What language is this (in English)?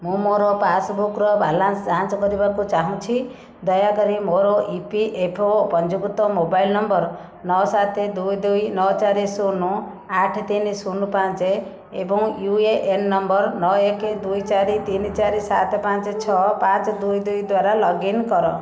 Odia